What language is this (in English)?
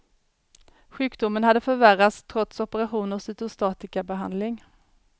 Swedish